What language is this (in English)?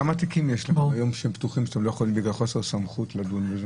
Hebrew